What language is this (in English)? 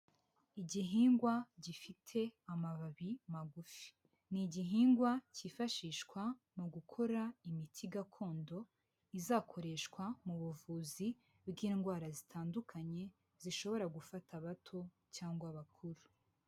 Kinyarwanda